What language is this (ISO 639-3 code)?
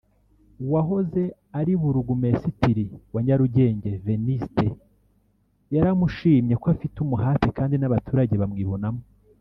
kin